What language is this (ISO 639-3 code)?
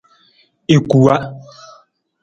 nmz